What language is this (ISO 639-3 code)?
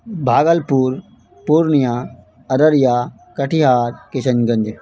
urd